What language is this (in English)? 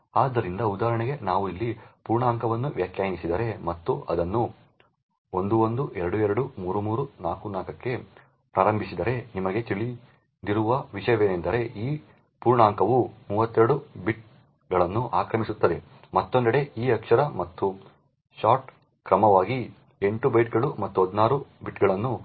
Kannada